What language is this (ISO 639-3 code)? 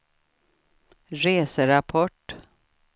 swe